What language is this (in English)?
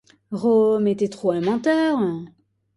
French